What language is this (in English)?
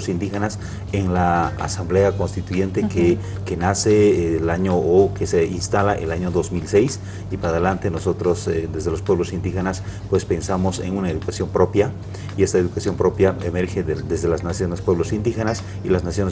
Spanish